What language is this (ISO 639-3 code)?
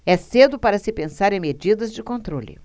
por